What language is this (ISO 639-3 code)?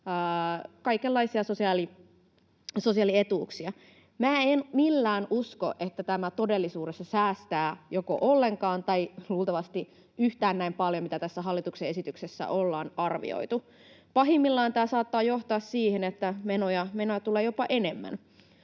fin